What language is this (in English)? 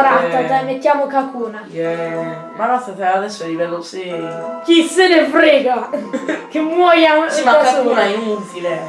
Italian